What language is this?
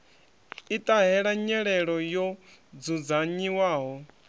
Venda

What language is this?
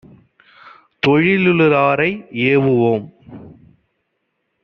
Tamil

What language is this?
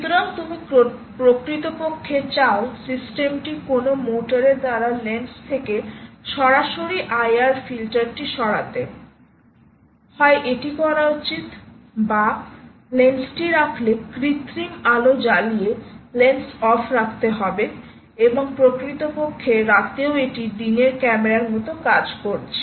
Bangla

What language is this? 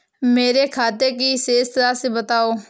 Hindi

